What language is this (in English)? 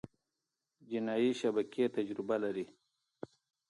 Pashto